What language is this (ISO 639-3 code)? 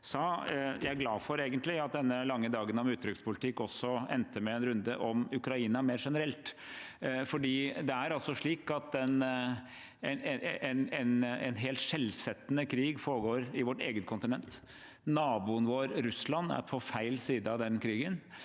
nor